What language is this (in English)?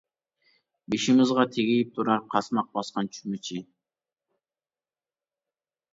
Uyghur